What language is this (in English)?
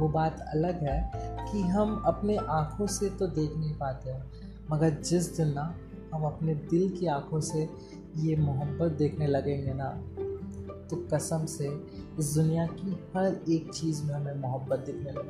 Hindi